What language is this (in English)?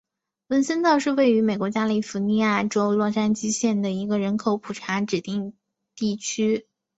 Chinese